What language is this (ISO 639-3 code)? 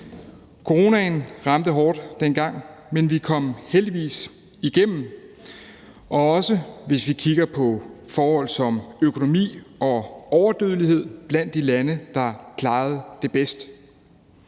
dan